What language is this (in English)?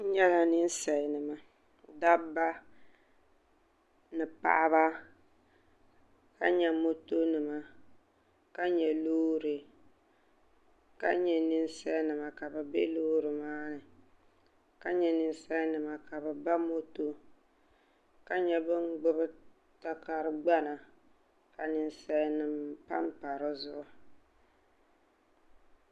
Dagbani